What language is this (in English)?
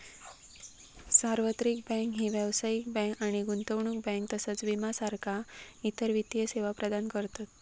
Marathi